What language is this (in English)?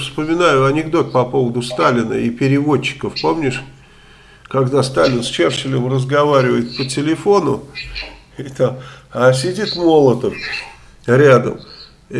Russian